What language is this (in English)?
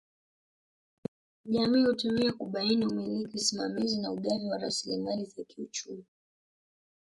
Swahili